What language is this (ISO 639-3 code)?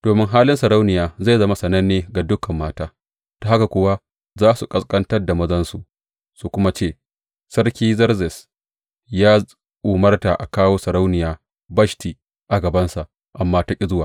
hau